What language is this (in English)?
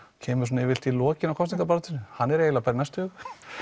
Icelandic